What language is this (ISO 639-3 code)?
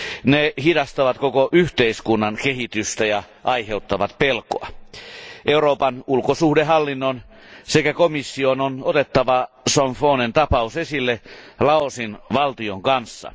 fin